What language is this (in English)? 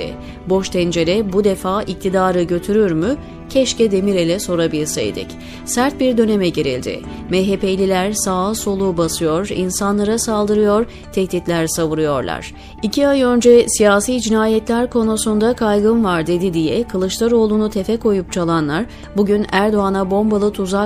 Turkish